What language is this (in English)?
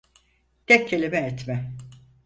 Turkish